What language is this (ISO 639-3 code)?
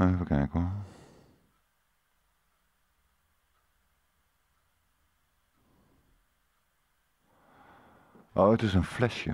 nld